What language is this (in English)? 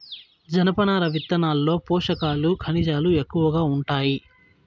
Telugu